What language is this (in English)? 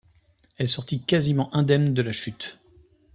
French